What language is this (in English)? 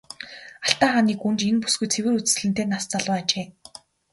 Mongolian